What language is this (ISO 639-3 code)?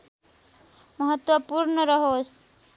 nep